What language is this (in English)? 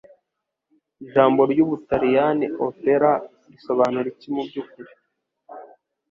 Kinyarwanda